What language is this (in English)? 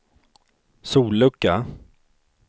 Swedish